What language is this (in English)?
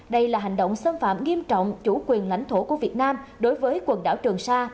Vietnamese